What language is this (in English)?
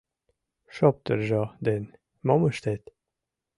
Mari